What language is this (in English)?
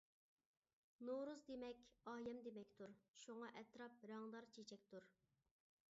Uyghur